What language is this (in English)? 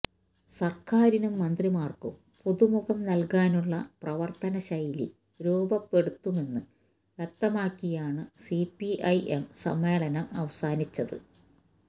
Malayalam